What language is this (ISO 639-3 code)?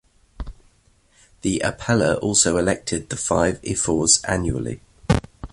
eng